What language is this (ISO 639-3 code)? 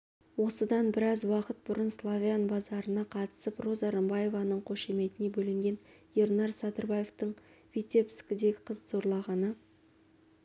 kaz